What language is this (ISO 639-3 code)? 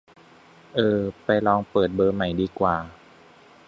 tha